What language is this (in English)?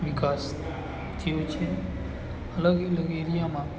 Gujarati